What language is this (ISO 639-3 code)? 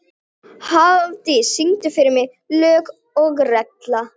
isl